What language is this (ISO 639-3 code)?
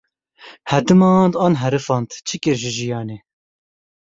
kur